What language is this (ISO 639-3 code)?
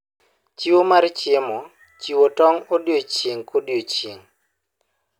luo